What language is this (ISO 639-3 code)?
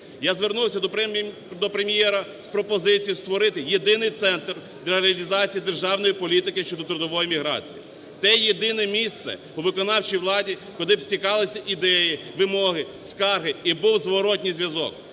ukr